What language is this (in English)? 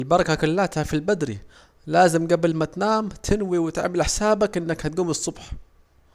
Saidi Arabic